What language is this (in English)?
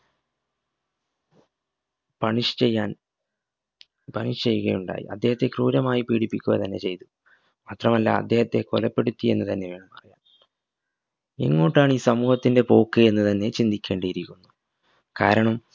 Malayalam